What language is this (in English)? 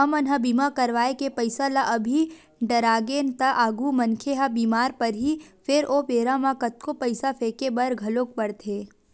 Chhattisgarhi